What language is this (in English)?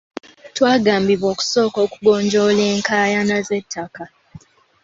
Ganda